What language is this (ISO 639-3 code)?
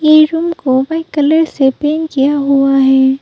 hin